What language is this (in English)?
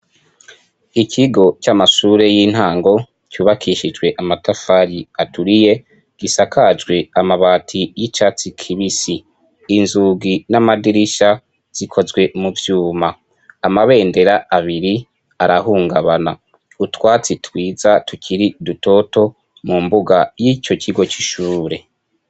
Rundi